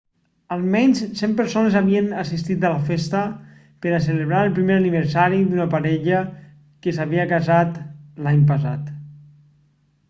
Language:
Catalan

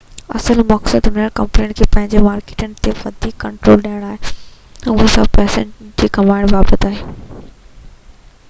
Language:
Sindhi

